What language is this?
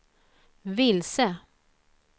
Swedish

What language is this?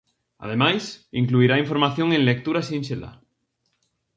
Galician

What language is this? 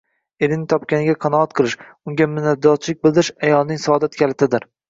Uzbek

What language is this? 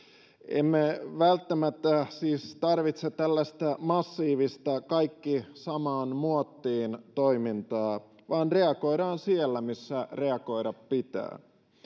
Finnish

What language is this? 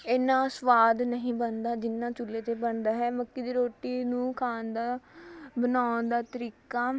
Punjabi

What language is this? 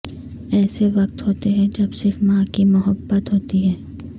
Urdu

